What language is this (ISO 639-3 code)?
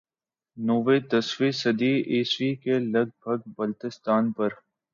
urd